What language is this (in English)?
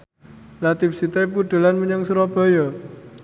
Javanese